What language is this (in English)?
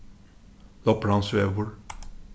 Faroese